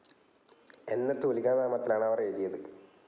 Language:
Malayalam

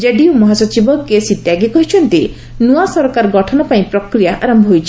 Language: Odia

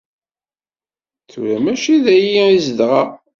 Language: Kabyle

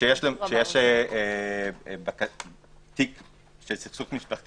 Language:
Hebrew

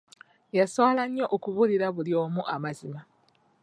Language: Ganda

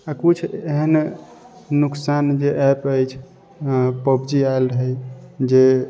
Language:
Maithili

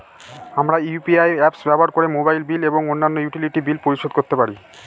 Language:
Bangla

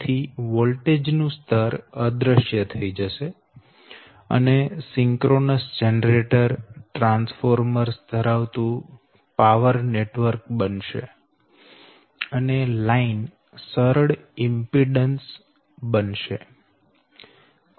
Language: Gujarati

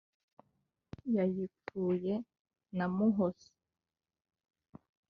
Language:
Kinyarwanda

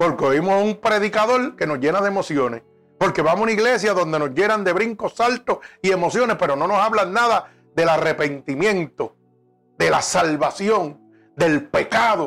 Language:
Spanish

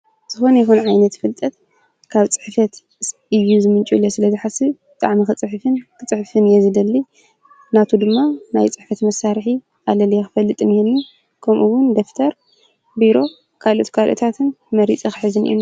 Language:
Tigrinya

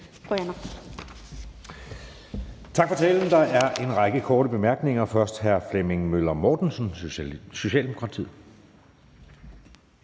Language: Danish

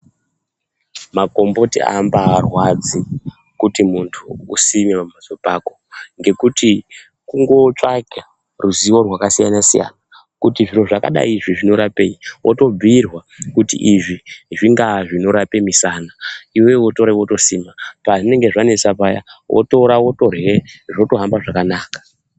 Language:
Ndau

